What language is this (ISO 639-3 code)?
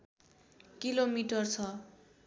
nep